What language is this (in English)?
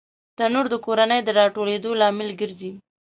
Pashto